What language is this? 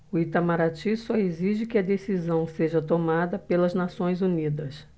Portuguese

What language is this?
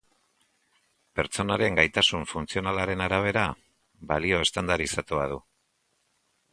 Basque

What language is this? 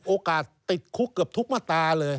Thai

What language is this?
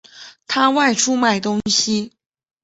Chinese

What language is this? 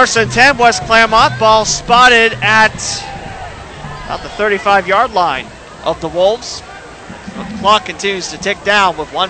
English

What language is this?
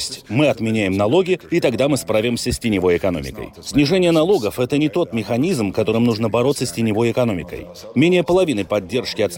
Russian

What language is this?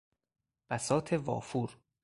Persian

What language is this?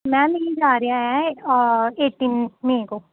Punjabi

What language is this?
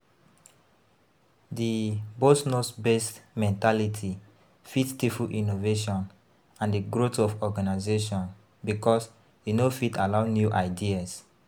Nigerian Pidgin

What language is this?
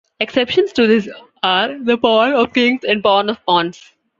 English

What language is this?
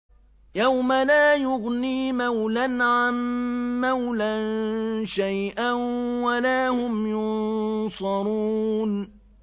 Arabic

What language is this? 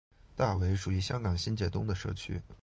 Chinese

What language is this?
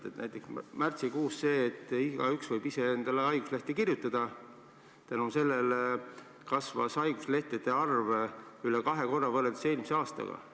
Estonian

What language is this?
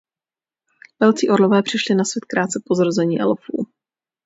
Czech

